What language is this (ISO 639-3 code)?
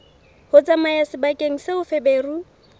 sot